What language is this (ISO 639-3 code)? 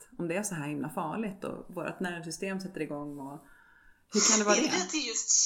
swe